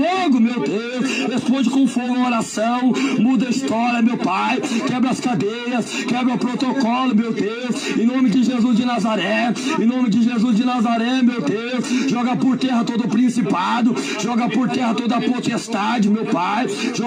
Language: Portuguese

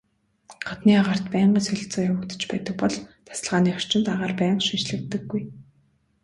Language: Mongolian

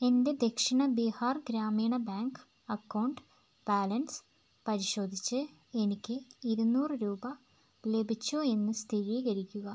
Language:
Malayalam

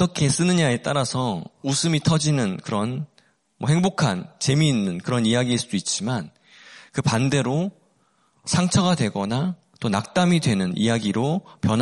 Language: Korean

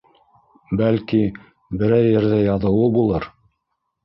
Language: Bashkir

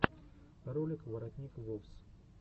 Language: Russian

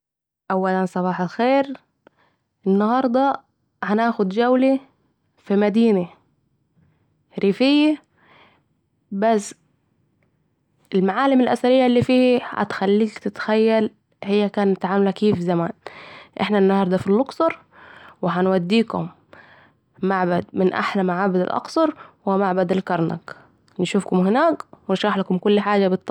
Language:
Saidi Arabic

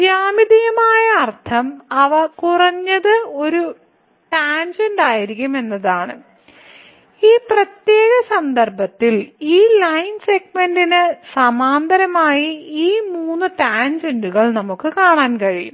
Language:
Malayalam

